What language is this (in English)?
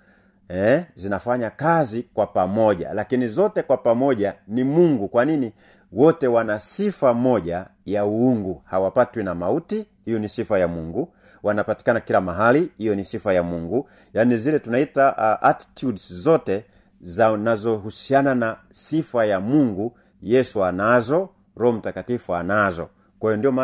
Swahili